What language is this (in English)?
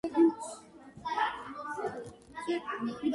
Georgian